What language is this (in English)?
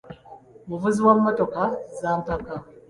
Ganda